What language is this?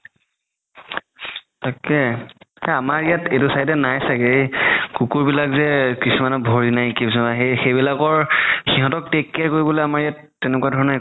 Assamese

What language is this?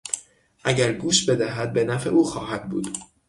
Persian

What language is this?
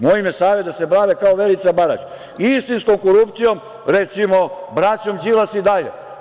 Serbian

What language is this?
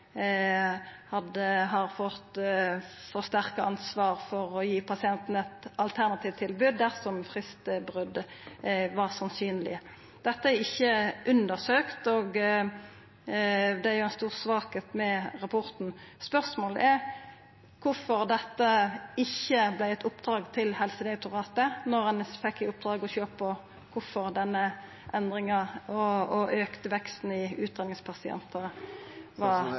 Norwegian Nynorsk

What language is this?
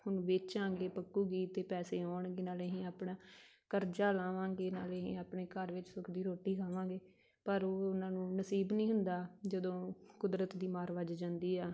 Punjabi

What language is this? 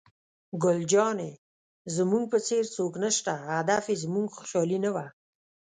Pashto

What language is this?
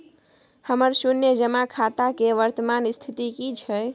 Maithili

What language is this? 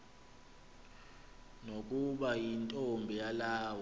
Xhosa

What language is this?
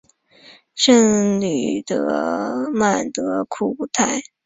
Chinese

